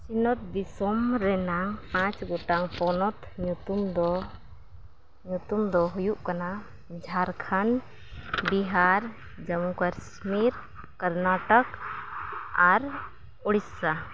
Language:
Santali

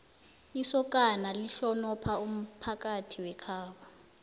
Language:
South Ndebele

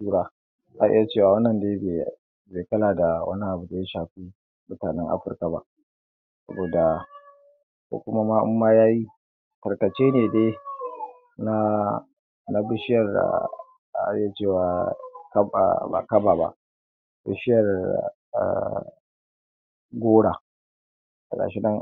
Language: Hausa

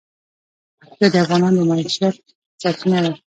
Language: Pashto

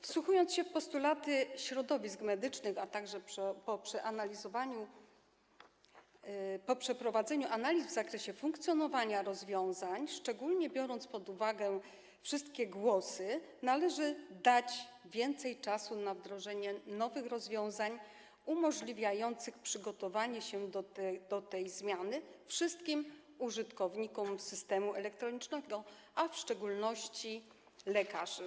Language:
Polish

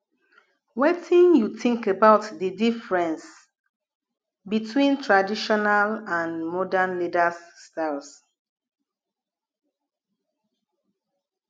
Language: Nigerian Pidgin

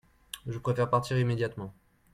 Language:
French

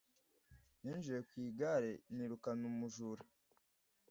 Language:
Kinyarwanda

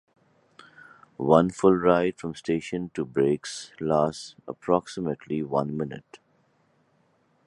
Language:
English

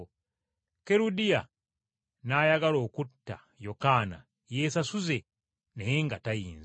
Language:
Ganda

